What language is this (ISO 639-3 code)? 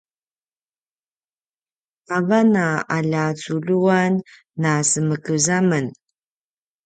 pwn